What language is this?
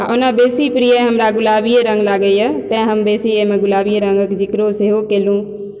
Maithili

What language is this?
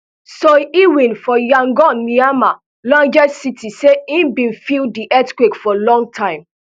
Nigerian Pidgin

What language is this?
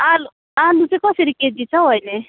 Nepali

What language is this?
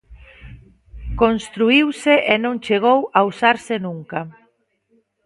Galician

